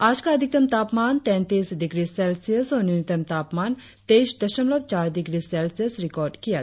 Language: Hindi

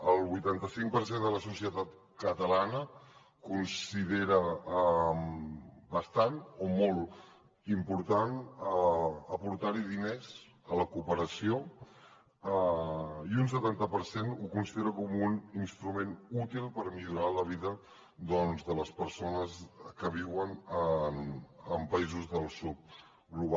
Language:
Catalan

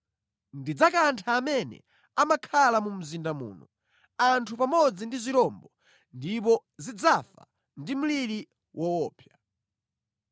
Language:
Nyanja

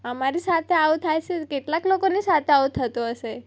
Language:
Gujarati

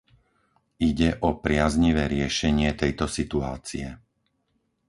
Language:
Slovak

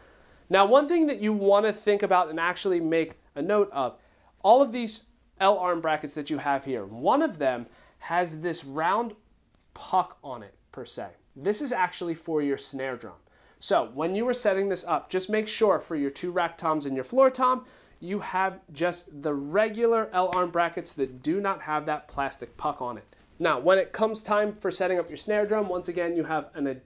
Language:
English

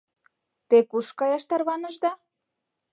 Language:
Mari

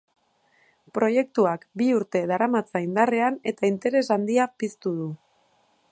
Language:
Basque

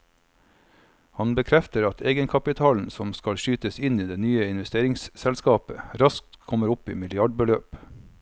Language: Norwegian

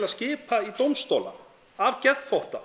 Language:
Icelandic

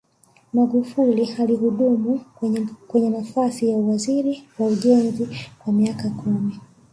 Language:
Swahili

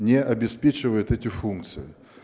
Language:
Russian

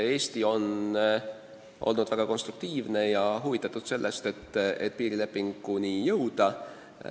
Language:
Estonian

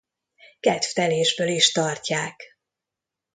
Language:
Hungarian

